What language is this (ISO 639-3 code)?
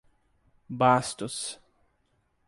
por